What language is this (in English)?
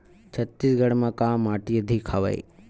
Chhattisgarhi